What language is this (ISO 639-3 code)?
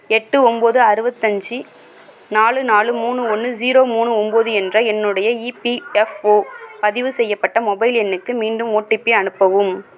tam